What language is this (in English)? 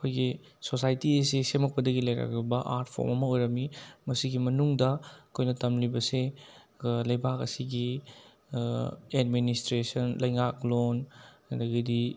Manipuri